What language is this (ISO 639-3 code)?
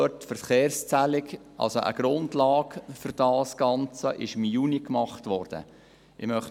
gsw